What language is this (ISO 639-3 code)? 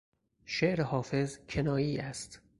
fas